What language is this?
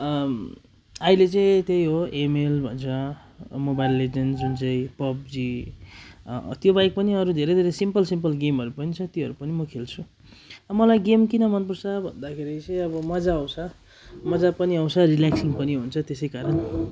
Nepali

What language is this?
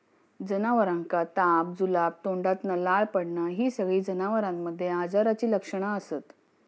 Marathi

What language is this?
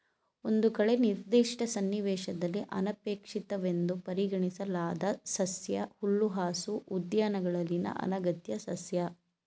Kannada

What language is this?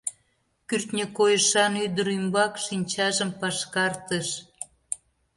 Mari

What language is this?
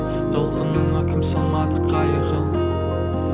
Kazakh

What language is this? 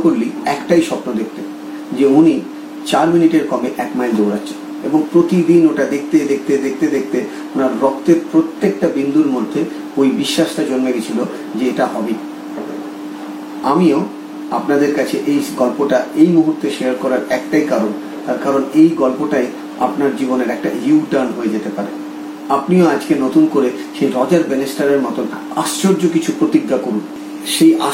Bangla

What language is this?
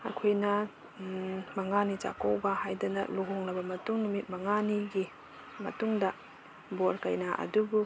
Manipuri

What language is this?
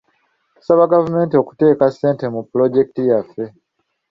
Ganda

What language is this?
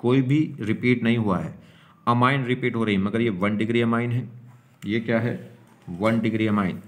Hindi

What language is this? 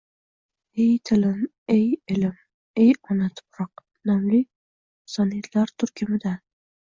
Uzbek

